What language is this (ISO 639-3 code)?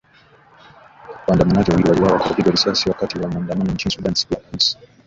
swa